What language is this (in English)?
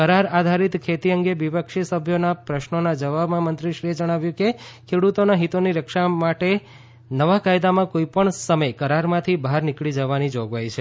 Gujarati